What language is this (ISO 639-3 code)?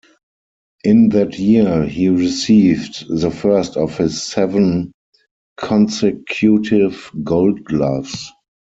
eng